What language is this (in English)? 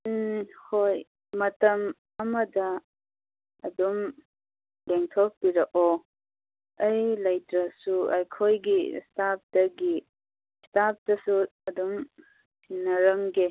Manipuri